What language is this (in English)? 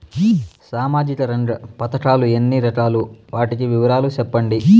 Telugu